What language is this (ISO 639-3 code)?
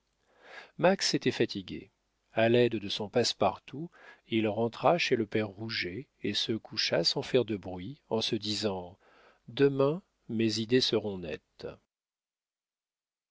fra